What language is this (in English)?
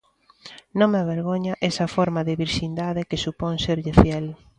Galician